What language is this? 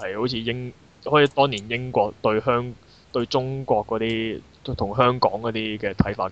Chinese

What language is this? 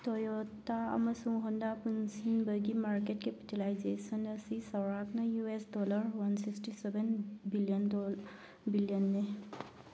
Manipuri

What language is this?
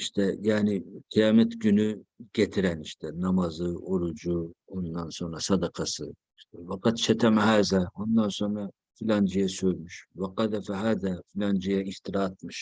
Turkish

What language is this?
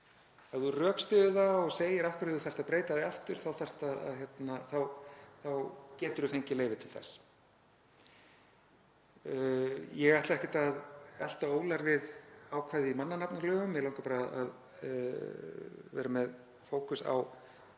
Icelandic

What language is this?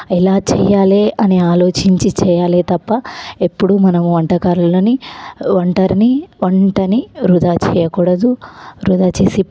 Telugu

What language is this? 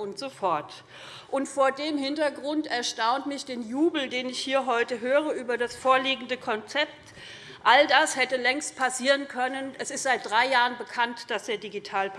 German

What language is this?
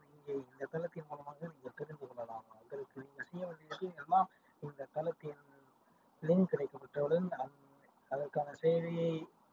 Tamil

